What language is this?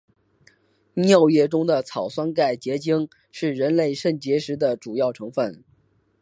Chinese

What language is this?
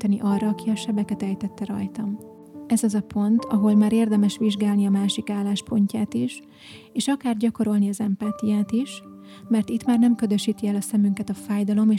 Hungarian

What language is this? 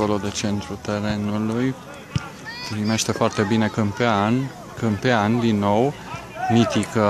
Romanian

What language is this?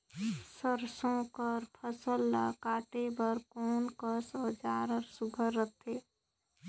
Chhattisgarhi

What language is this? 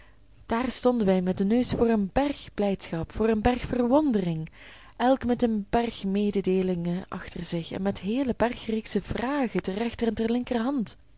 Dutch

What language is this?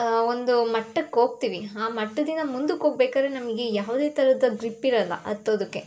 Kannada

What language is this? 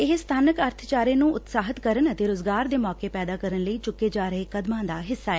Punjabi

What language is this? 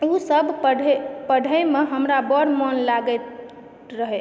Maithili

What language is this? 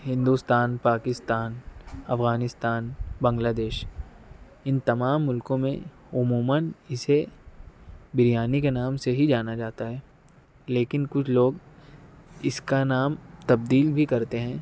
Urdu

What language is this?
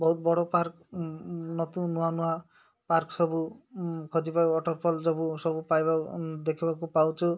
Odia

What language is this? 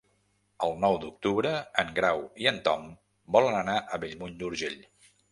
Catalan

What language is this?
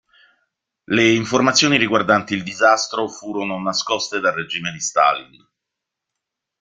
Italian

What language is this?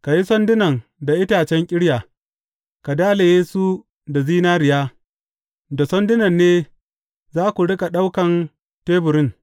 Hausa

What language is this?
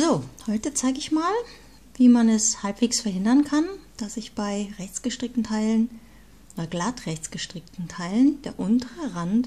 German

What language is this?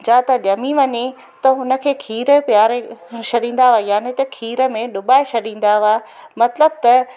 Sindhi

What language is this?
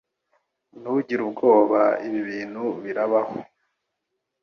Kinyarwanda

